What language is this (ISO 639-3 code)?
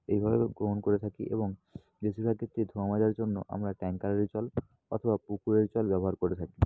ben